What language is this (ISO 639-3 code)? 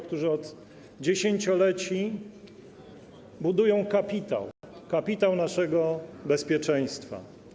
pol